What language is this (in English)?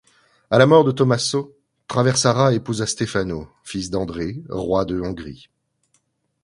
French